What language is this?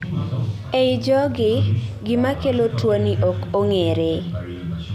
Luo (Kenya and Tanzania)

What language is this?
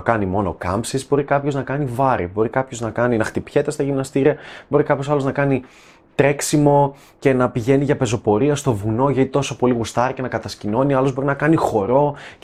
Greek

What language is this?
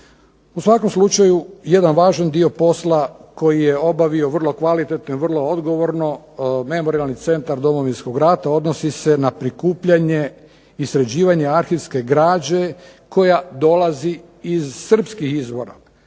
Croatian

